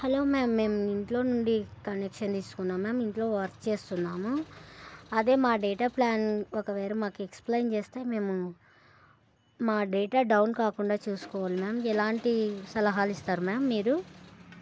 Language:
Telugu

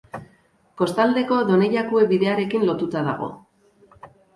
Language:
Basque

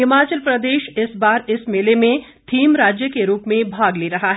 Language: Hindi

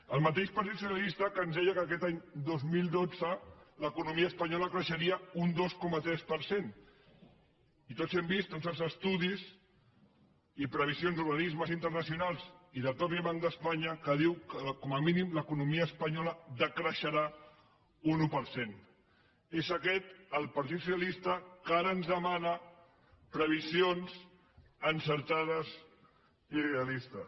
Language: Catalan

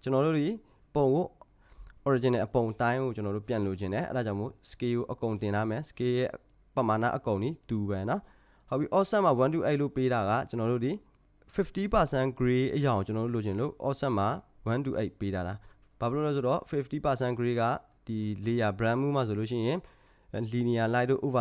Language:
Korean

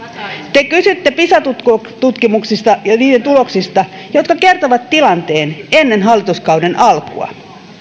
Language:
Finnish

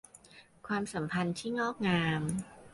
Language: Thai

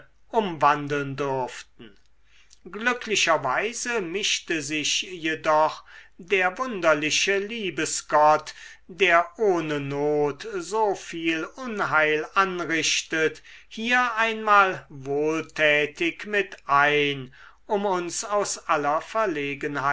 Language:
German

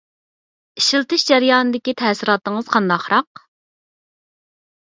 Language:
Uyghur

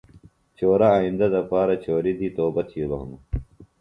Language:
Phalura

